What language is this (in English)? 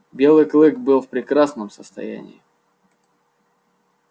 Russian